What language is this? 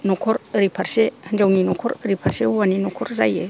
Bodo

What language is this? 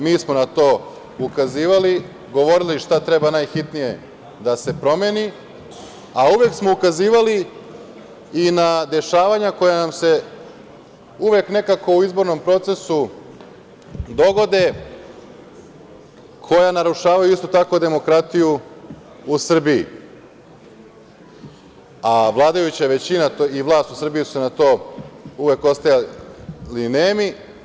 Serbian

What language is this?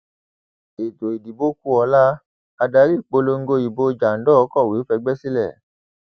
Yoruba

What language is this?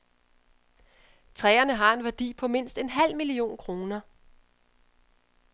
Danish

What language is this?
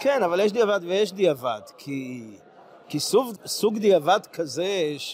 Hebrew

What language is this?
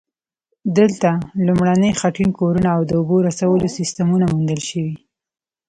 Pashto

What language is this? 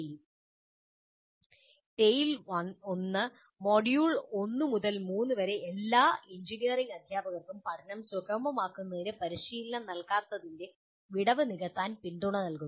Malayalam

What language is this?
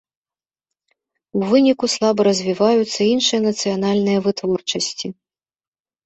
Belarusian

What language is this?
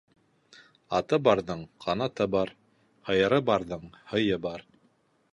Bashkir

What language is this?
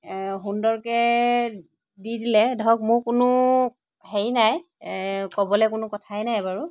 Assamese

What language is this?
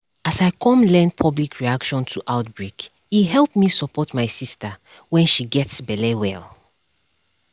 Nigerian Pidgin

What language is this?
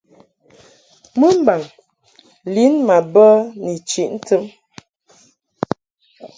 Mungaka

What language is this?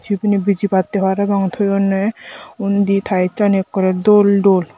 Chakma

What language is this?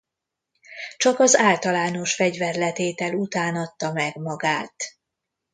Hungarian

